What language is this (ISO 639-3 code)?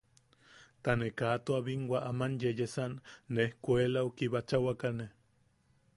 yaq